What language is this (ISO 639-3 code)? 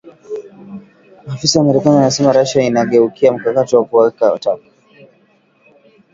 swa